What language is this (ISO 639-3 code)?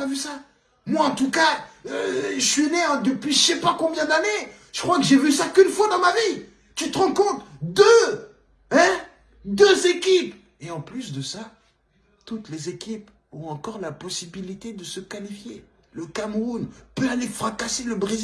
fra